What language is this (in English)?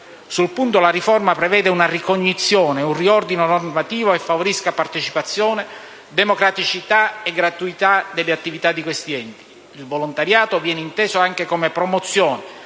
Italian